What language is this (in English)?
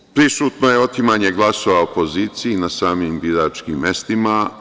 Serbian